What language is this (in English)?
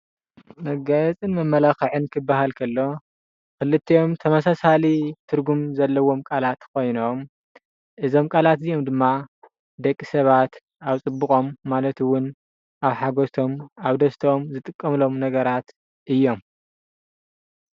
Tigrinya